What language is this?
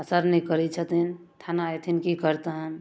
Maithili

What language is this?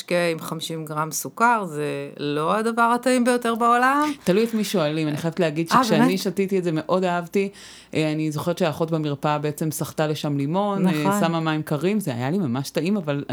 Hebrew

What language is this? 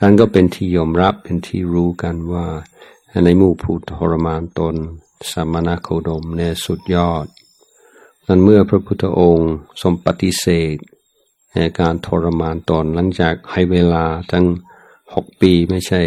Thai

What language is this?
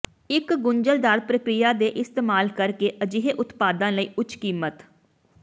Punjabi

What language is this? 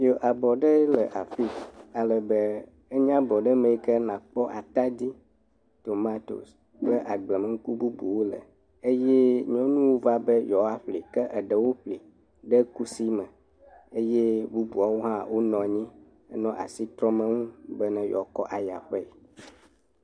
Ewe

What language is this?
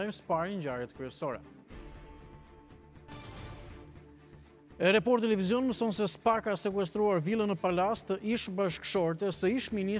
Romanian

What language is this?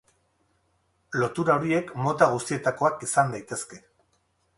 Basque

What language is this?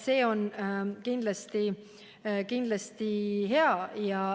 Estonian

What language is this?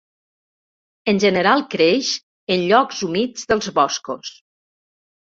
Catalan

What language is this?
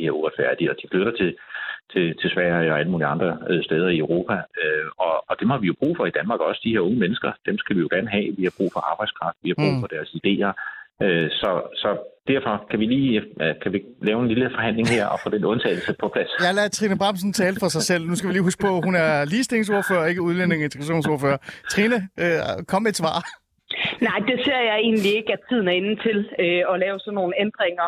Danish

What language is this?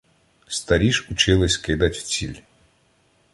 Ukrainian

